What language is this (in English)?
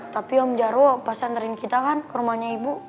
Indonesian